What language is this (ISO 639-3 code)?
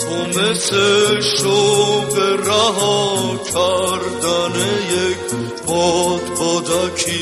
fas